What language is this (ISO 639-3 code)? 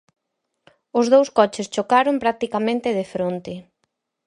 glg